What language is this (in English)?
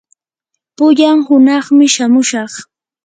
Yanahuanca Pasco Quechua